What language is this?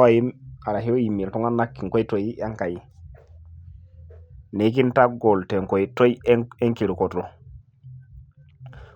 Masai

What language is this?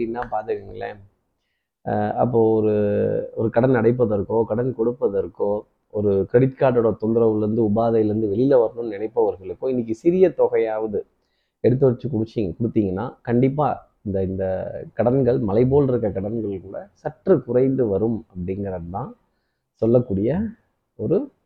Tamil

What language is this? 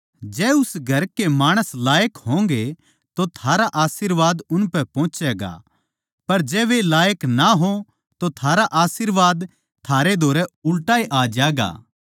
Haryanvi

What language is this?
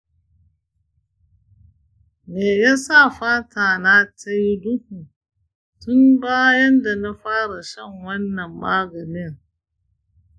Hausa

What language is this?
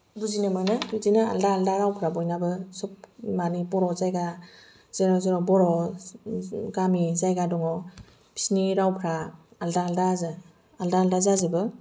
Bodo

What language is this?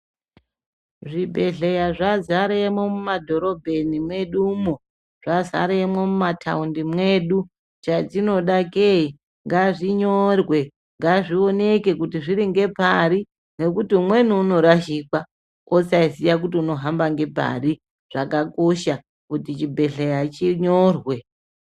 Ndau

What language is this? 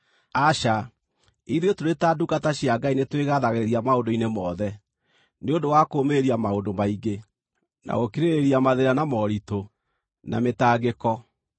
Kikuyu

